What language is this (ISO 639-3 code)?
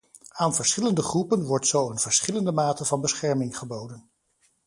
nld